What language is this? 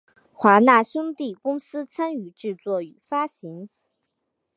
Chinese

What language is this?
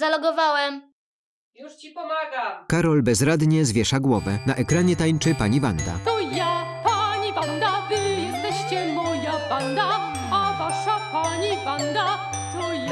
Polish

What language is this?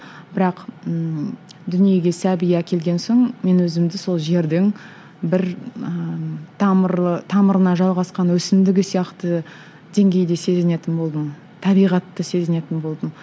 Kazakh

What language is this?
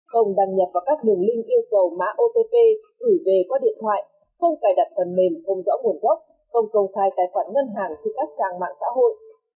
Vietnamese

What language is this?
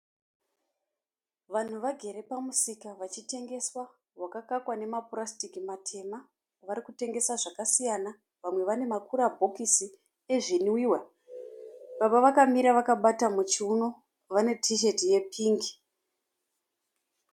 Shona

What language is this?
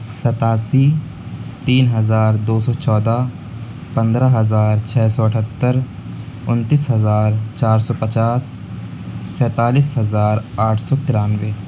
Urdu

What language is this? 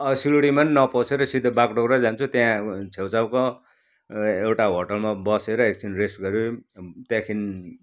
Nepali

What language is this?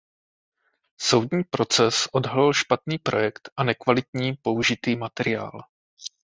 Czech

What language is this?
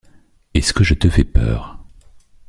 French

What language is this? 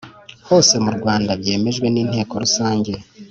Kinyarwanda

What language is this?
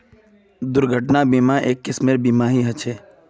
Magahi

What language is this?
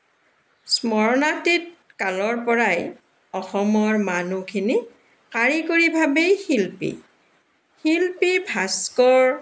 Assamese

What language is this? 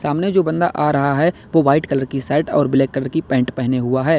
Hindi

